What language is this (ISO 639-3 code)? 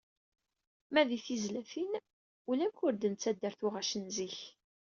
kab